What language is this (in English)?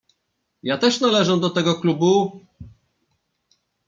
Polish